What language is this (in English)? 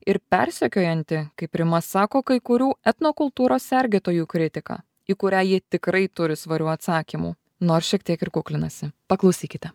Lithuanian